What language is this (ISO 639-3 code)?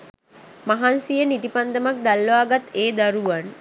sin